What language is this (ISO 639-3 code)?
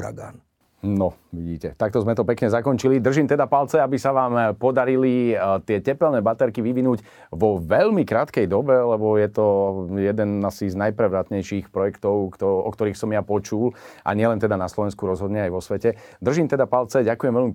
slk